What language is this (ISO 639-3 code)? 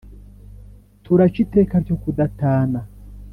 kin